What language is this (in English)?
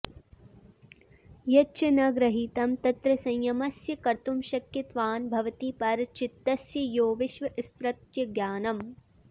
Sanskrit